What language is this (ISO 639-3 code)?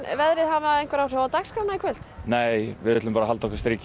isl